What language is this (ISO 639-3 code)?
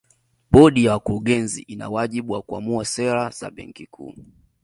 swa